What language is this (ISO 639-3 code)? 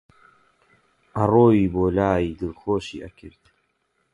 ckb